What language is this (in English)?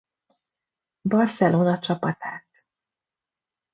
Hungarian